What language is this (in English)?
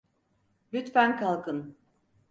Turkish